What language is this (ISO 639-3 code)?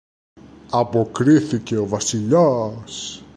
ell